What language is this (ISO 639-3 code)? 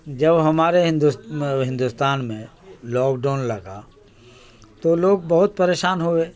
urd